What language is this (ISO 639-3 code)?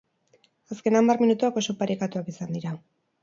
eus